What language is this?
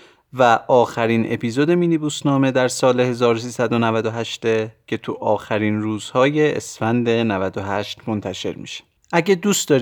Persian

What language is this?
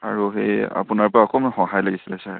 Assamese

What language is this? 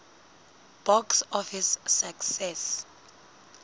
Southern Sotho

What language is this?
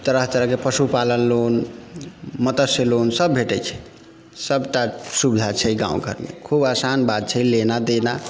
Maithili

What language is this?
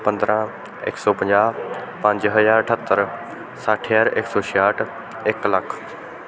Punjabi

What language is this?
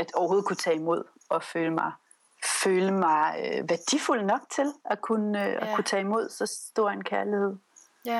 Danish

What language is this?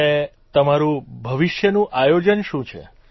Gujarati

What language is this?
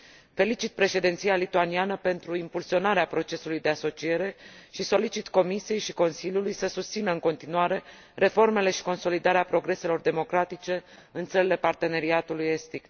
Romanian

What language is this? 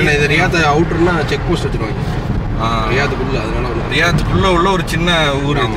Arabic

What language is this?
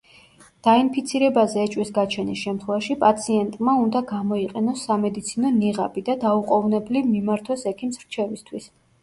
Georgian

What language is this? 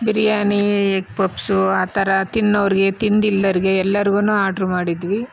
Kannada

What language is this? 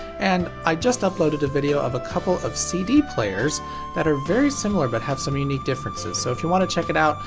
English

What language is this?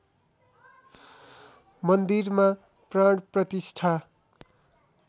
Nepali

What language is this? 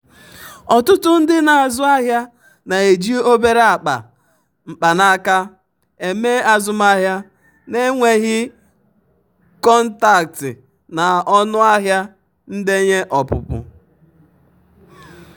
Igbo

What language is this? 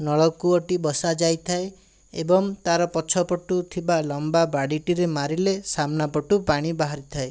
Odia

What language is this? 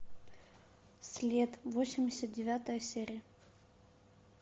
Russian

